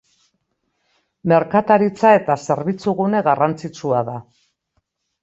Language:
Basque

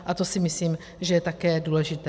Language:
Czech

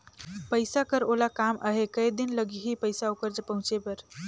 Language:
Chhattisgarhi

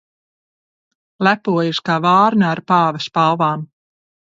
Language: Latvian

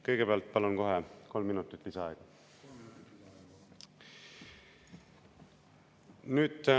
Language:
Estonian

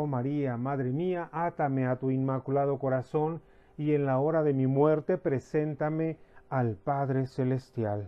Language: Spanish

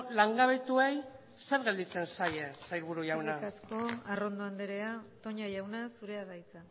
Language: Basque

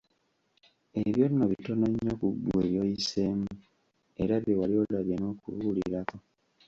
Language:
Ganda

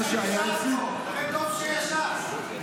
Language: Hebrew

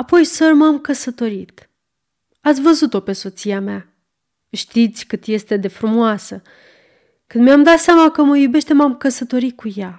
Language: Romanian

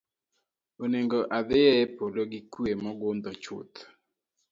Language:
Luo (Kenya and Tanzania)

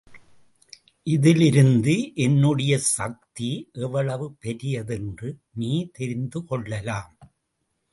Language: Tamil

